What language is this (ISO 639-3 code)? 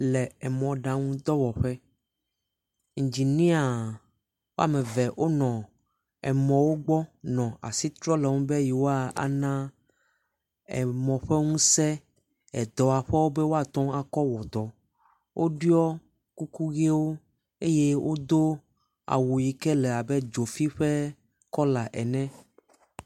ewe